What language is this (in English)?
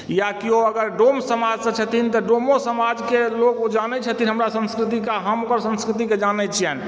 Maithili